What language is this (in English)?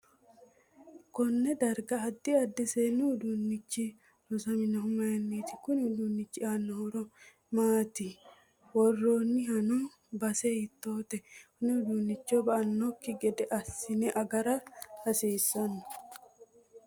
Sidamo